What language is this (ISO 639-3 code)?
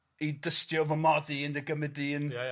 cym